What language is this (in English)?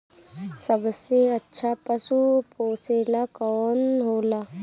Bhojpuri